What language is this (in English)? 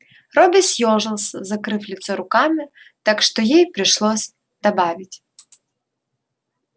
Russian